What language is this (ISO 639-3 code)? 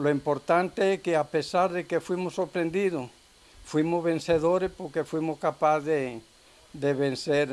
spa